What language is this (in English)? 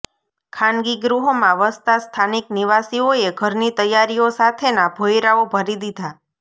Gujarati